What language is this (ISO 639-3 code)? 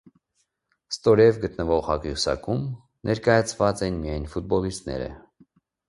hye